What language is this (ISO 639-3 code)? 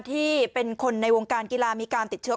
tha